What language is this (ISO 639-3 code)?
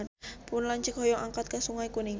sun